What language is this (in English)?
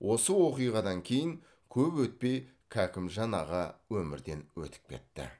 Kazakh